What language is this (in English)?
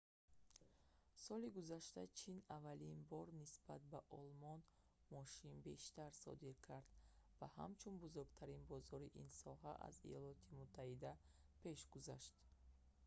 Tajik